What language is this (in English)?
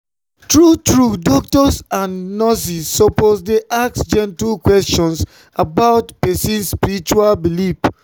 Nigerian Pidgin